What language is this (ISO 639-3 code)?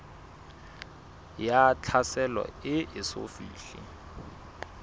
sot